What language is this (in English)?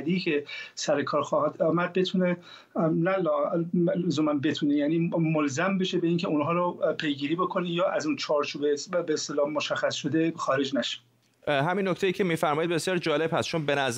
Persian